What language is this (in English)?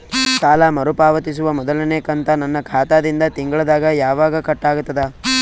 Kannada